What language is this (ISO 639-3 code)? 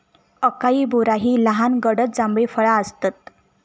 mar